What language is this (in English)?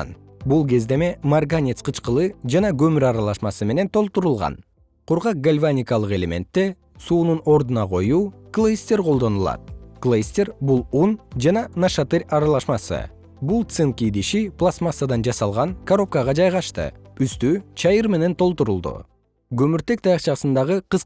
Kyrgyz